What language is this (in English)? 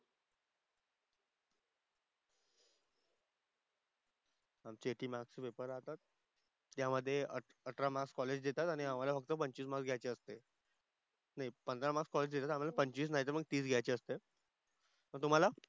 Marathi